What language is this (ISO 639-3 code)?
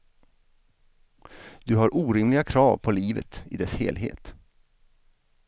swe